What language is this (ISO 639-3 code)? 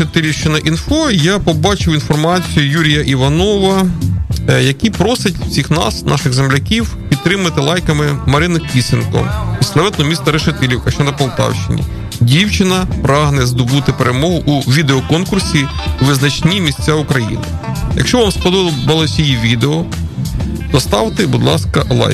ukr